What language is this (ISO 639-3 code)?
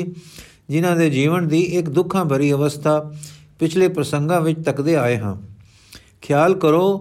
pan